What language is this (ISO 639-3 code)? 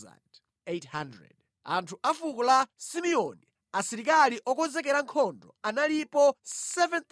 nya